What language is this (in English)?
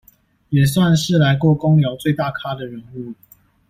Chinese